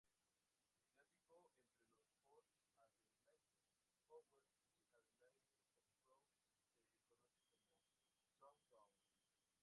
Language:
Spanish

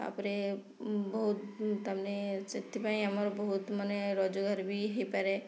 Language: Odia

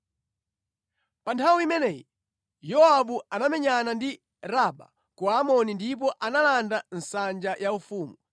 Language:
Nyanja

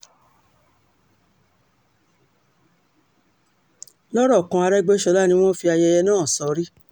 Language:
Yoruba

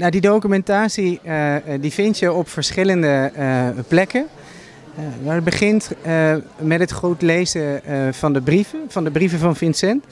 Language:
Dutch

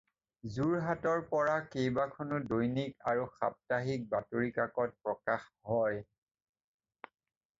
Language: Assamese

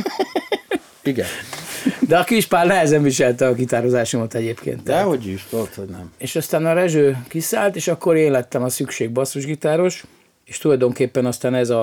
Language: Hungarian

